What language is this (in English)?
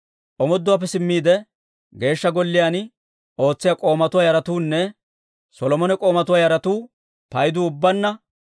Dawro